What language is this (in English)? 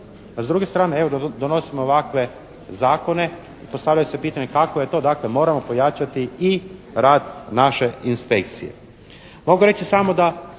Croatian